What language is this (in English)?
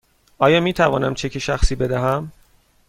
Persian